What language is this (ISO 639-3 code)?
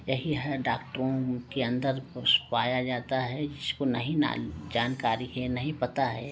hin